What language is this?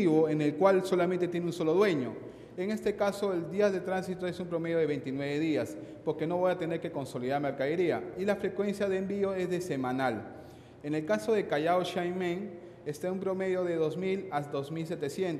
Spanish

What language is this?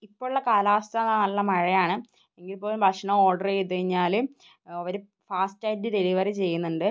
Malayalam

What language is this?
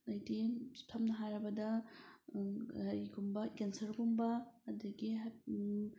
Manipuri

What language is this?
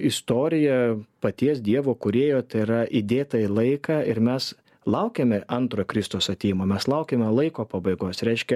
Lithuanian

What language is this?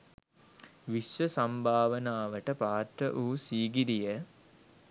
Sinhala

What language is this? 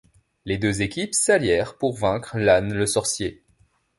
French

